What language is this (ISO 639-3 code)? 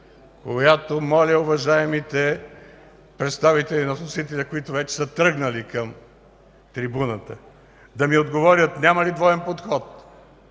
bul